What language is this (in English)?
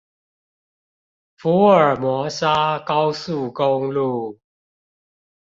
Chinese